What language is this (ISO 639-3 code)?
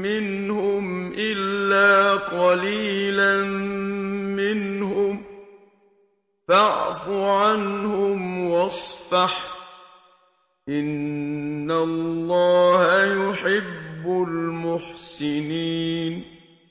ara